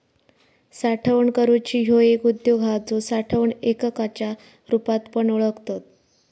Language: Marathi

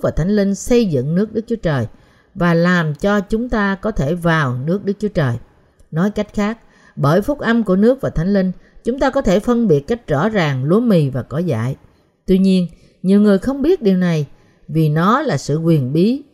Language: Vietnamese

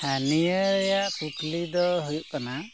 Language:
Santali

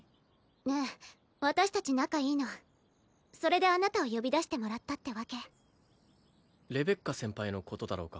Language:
Japanese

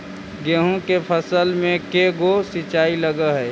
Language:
Magahi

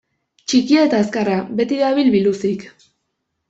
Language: Basque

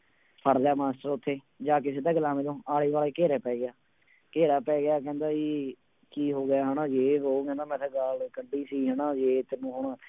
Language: Punjabi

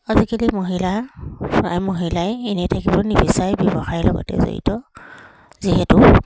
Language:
Assamese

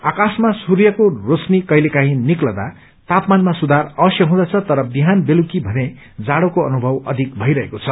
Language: Nepali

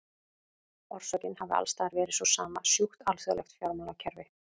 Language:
Icelandic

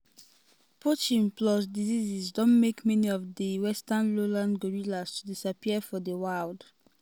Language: Nigerian Pidgin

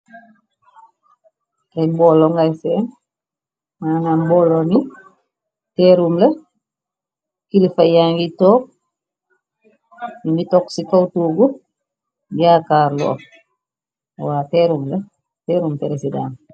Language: Wolof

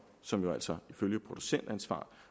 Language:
Danish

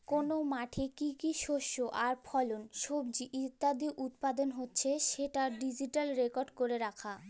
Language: Bangla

